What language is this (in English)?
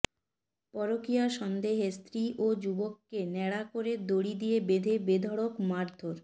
Bangla